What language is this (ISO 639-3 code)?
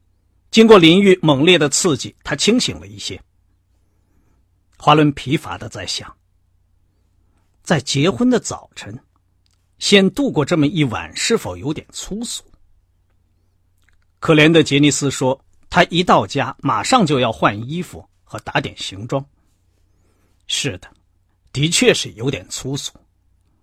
zho